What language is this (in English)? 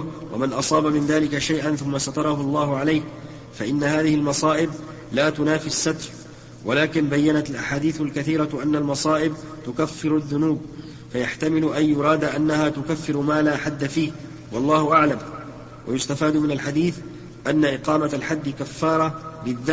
Arabic